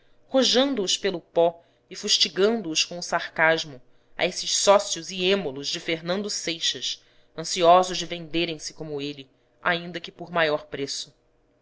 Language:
Portuguese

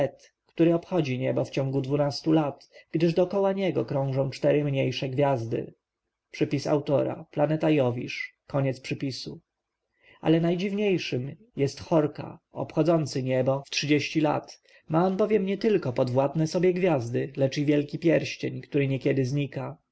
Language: Polish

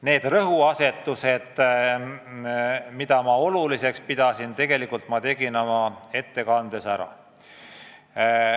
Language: Estonian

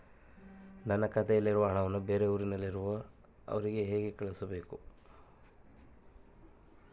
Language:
Kannada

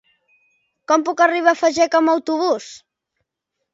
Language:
Catalan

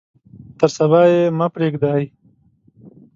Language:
Pashto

